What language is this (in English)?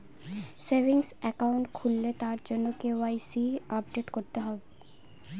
Bangla